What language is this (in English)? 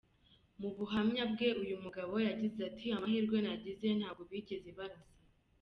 Kinyarwanda